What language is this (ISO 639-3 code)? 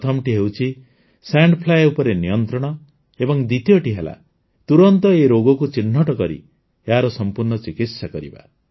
ori